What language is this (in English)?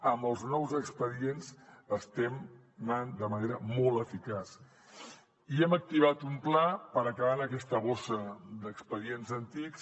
Catalan